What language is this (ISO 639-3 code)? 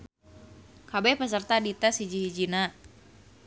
sun